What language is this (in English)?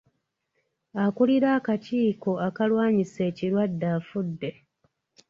Ganda